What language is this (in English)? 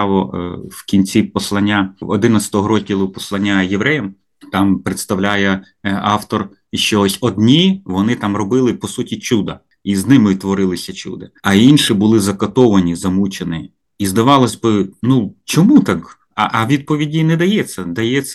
Ukrainian